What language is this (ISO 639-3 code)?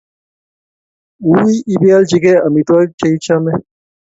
kln